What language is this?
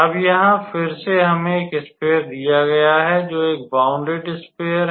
Hindi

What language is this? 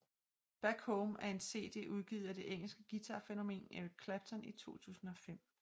Danish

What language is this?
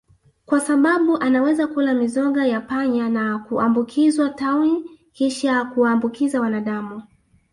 Swahili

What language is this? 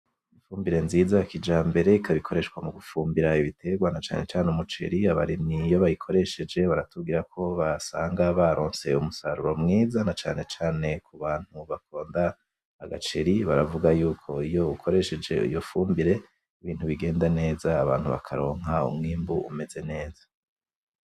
Rundi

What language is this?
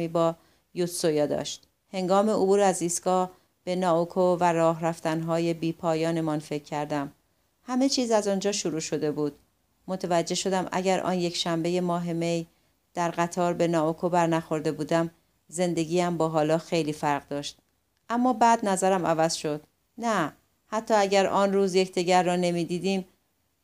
Persian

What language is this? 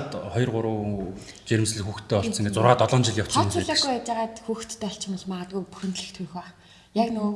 Turkish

